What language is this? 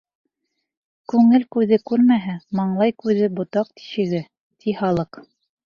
Bashkir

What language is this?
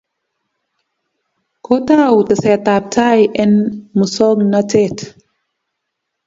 Kalenjin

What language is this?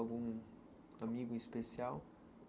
Portuguese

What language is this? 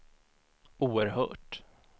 Swedish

